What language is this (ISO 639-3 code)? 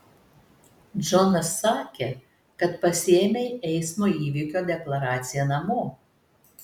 lit